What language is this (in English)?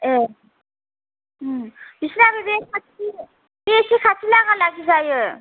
Bodo